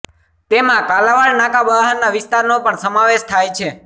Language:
Gujarati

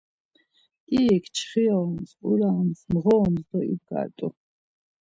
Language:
Laz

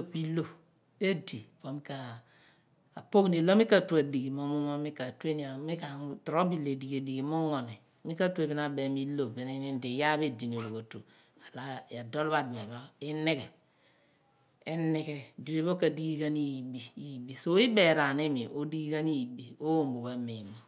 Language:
Abua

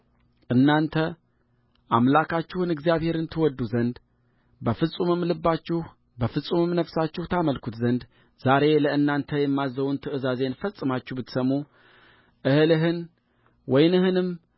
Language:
Amharic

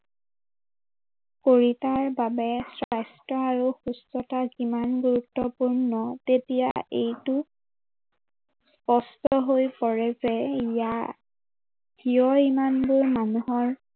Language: Assamese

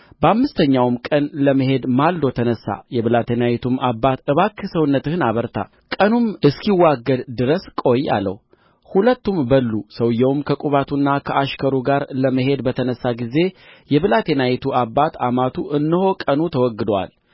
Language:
Amharic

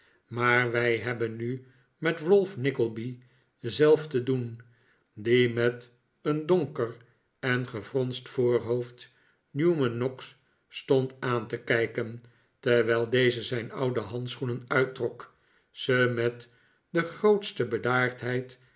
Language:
Dutch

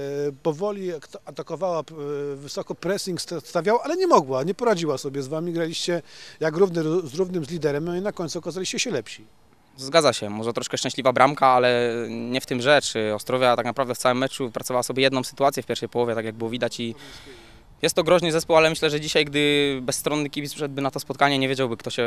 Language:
Polish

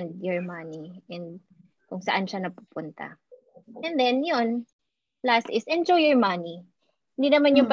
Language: Filipino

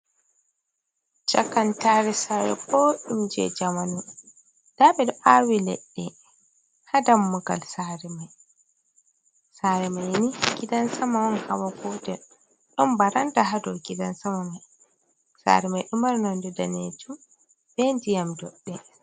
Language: Fula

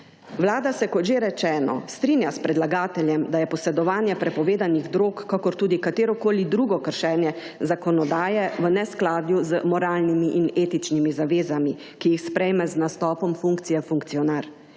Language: Slovenian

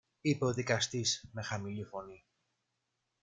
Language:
Greek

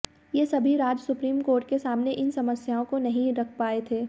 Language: Hindi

